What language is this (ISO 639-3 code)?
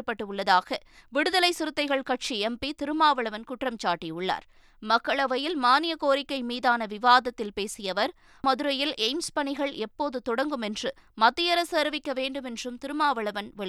tam